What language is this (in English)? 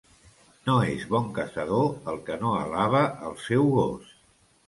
Catalan